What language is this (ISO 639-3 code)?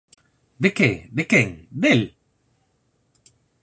glg